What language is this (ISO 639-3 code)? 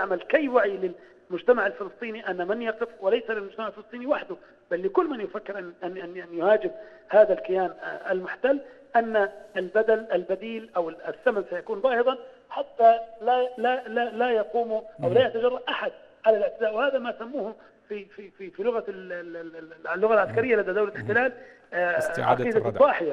ara